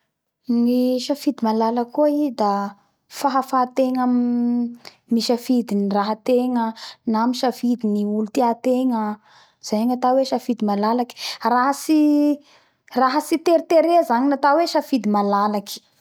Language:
Bara Malagasy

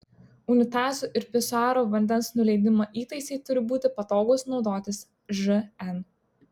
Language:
Lithuanian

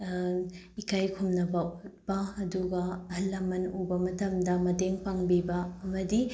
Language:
Manipuri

